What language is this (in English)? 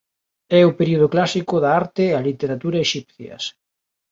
Galician